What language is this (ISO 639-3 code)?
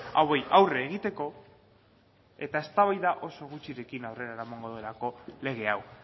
eus